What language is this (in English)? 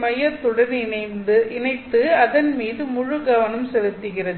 Tamil